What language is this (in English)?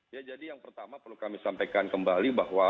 Indonesian